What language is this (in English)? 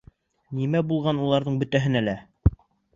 Bashkir